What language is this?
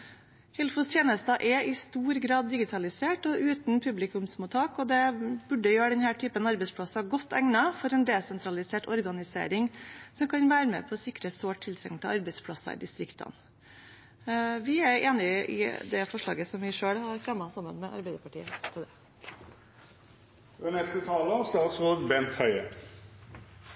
Norwegian Nynorsk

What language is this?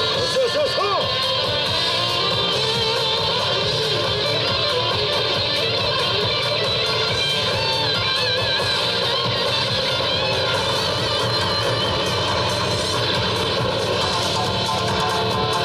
Japanese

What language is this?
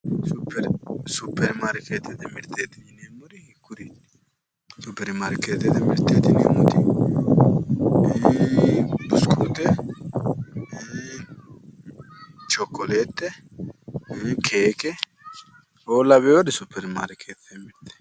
Sidamo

